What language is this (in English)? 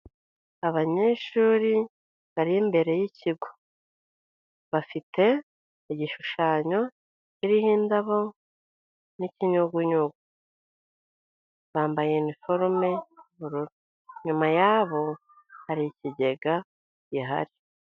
Kinyarwanda